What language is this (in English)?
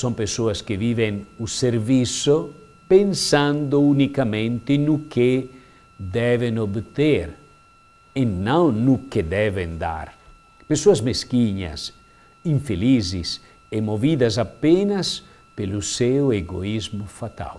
Portuguese